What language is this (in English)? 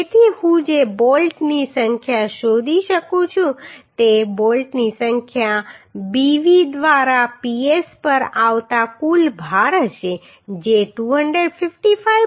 Gujarati